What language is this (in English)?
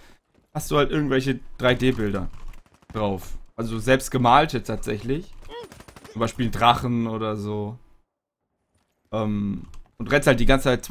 German